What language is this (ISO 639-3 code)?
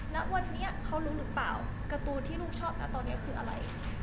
tha